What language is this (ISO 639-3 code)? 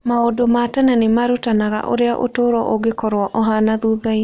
kik